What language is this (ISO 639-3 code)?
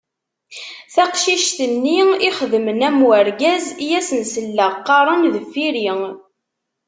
kab